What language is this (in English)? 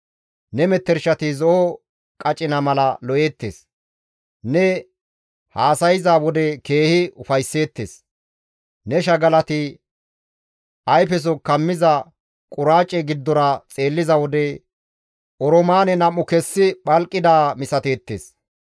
Gamo